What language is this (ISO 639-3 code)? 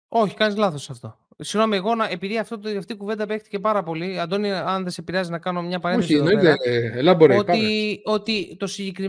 ell